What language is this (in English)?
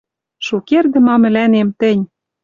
Western Mari